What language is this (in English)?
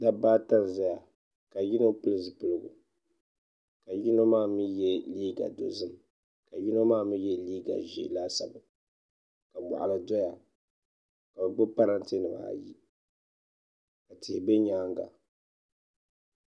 Dagbani